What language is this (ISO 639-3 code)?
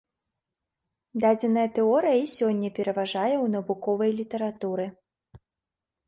bel